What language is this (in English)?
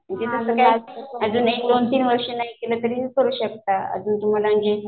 Marathi